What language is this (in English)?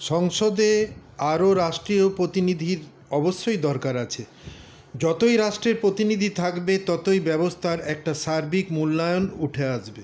Bangla